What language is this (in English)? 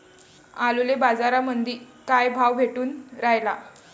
Marathi